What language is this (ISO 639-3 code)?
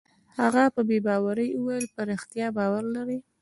pus